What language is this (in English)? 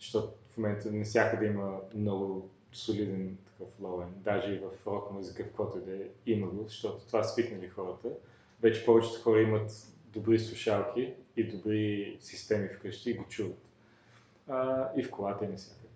Bulgarian